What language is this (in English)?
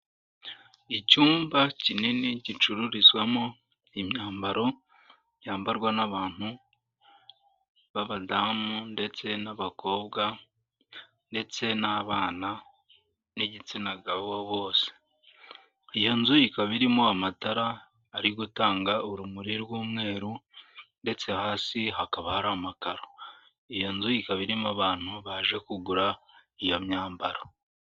Kinyarwanda